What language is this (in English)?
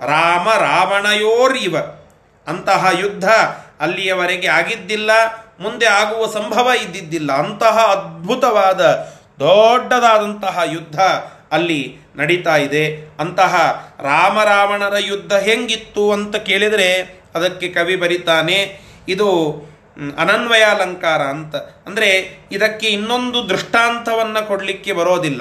Kannada